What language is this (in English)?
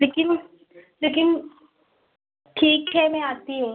Hindi